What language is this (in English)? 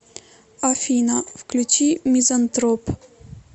Russian